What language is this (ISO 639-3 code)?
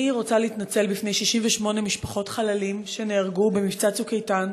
heb